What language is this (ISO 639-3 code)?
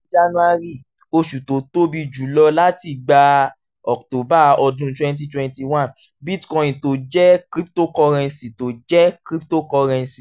yor